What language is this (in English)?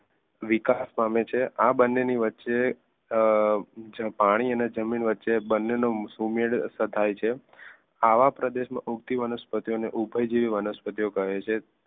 Gujarati